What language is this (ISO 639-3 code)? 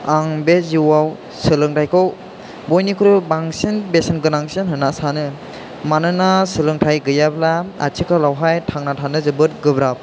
brx